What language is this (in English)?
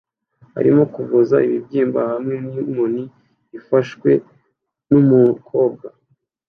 Kinyarwanda